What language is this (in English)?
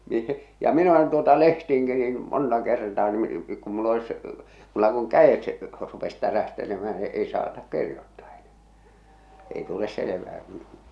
Finnish